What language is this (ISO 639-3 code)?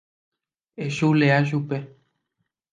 grn